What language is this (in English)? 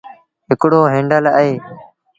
Sindhi Bhil